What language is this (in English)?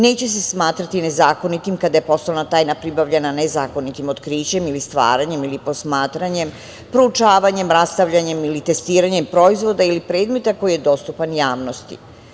Serbian